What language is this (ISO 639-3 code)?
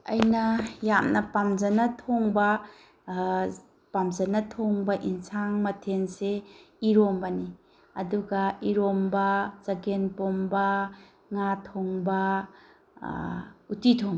mni